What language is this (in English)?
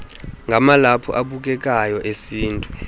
Xhosa